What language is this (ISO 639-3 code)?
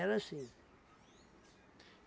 por